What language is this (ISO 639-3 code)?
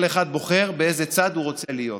heb